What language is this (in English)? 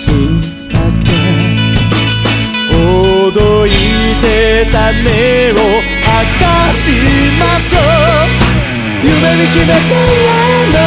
Thai